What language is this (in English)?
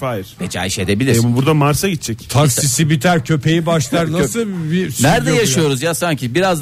Turkish